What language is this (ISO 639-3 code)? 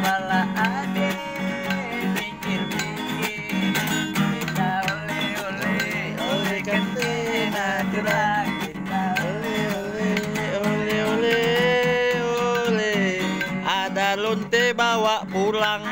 ind